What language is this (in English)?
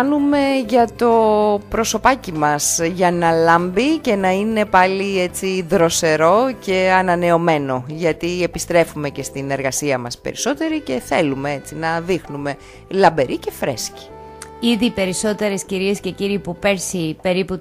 Greek